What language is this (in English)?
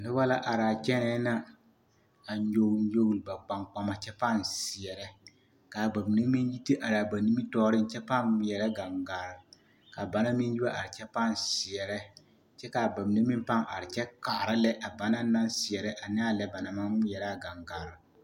Southern Dagaare